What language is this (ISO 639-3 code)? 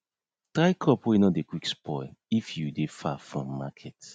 pcm